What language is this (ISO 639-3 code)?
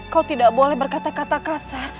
ind